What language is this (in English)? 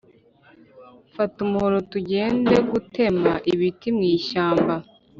Kinyarwanda